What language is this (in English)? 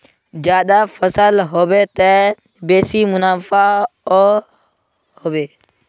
Magahi